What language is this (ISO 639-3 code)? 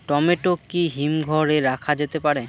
ben